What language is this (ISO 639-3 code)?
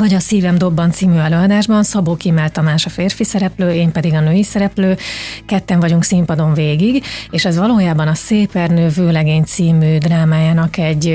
hun